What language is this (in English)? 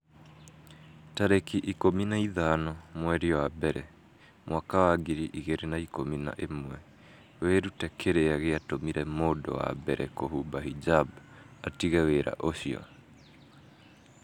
Kikuyu